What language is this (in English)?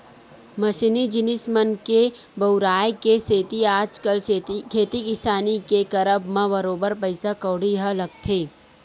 Chhattisgarhi